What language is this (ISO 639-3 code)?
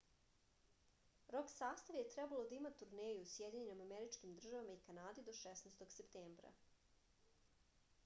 srp